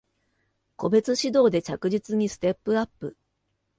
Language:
Japanese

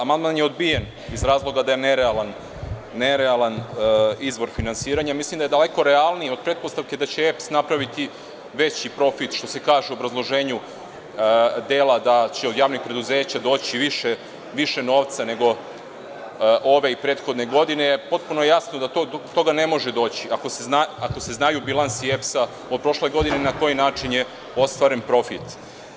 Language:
Serbian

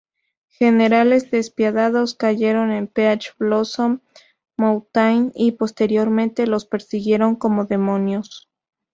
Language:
Spanish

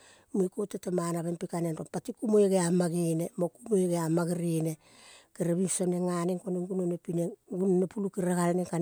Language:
Kol (Papua New Guinea)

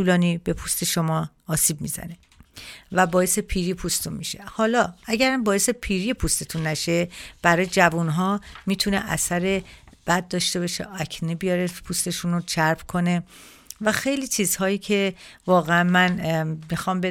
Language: Persian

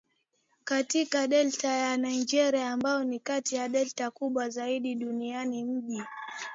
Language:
Swahili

